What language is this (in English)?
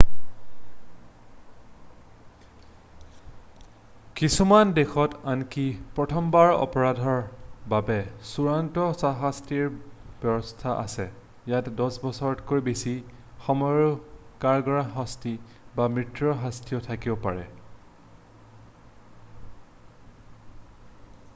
Assamese